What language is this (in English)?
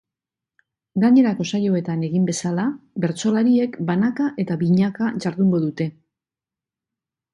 Basque